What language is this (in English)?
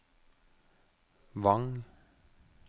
Norwegian